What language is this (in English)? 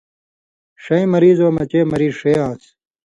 Indus Kohistani